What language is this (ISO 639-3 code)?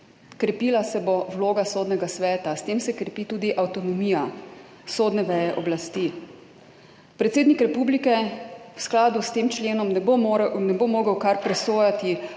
slv